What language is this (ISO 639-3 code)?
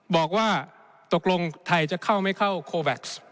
tha